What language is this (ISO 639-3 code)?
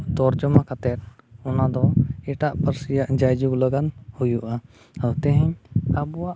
sat